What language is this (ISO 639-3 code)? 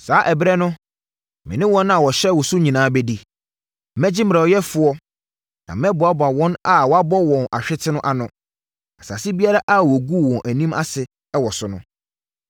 aka